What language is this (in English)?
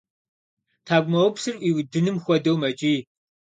Kabardian